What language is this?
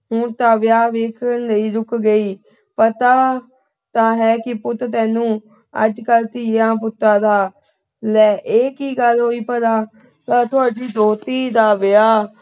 Punjabi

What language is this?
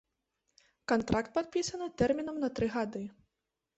Belarusian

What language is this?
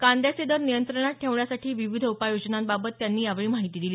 Marathi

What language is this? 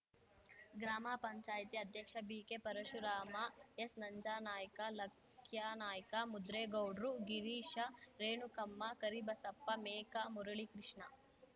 Kannada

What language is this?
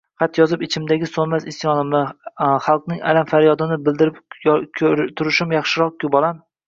Uzbek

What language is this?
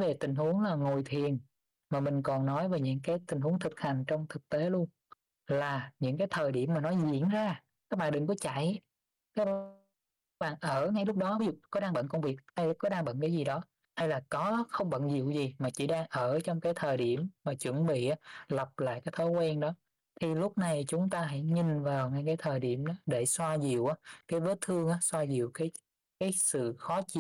Vietnamese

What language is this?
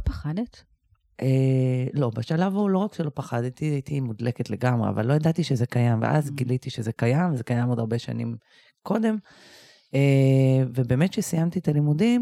Hebrew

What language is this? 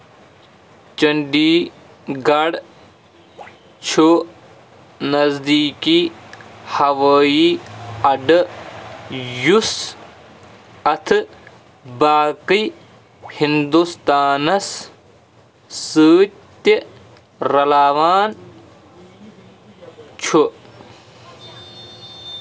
Kashmiri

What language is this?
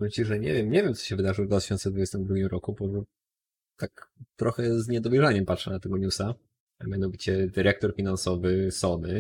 Polish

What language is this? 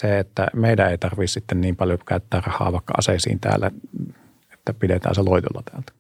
Finnish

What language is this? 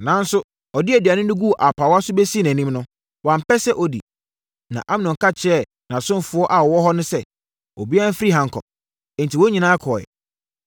Akan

